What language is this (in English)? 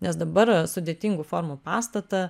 Lithuanian